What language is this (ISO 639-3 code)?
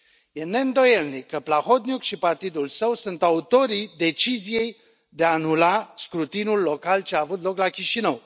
ron